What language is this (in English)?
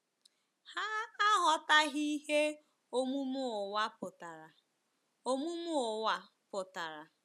Igbo